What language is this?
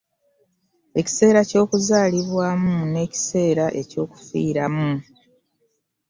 Ganda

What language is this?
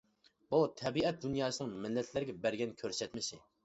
Uyghur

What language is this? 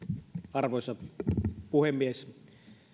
Finnish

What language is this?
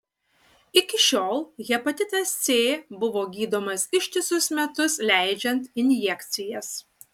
Lithuanian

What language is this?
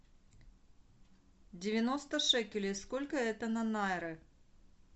Russian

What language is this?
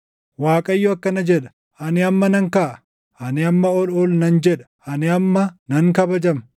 Oromo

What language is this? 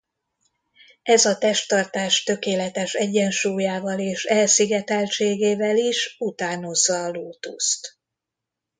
Hungarian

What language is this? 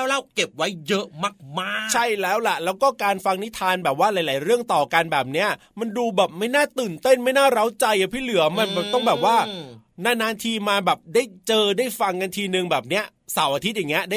Thai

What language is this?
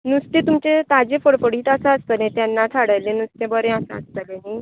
Konkani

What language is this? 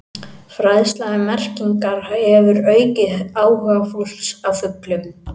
Icelandic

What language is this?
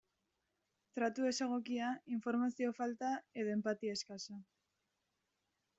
Basque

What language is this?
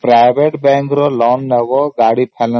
Odia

